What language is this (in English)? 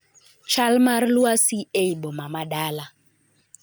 Luo (Kenya and Tanzania)